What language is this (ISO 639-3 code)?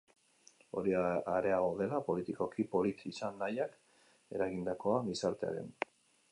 eus